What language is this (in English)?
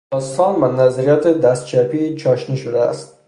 Persian